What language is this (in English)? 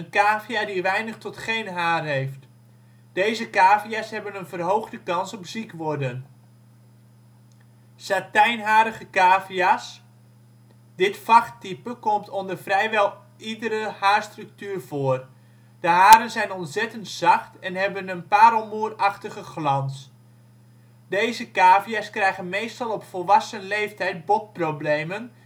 Dutch